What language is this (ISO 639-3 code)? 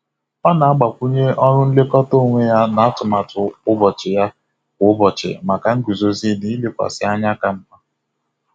ibo